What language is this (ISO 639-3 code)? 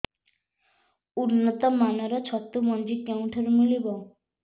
ori